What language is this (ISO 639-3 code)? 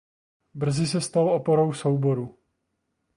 ces